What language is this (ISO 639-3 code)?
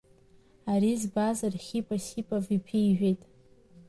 abk